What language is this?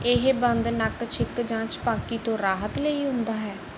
Punjabi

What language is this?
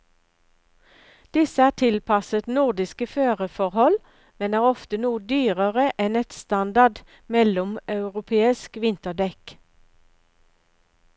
Norwegian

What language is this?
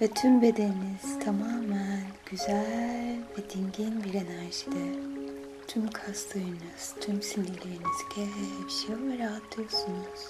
Turkish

